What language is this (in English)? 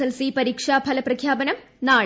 Malayalam